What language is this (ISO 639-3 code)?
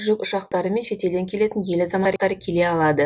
kaz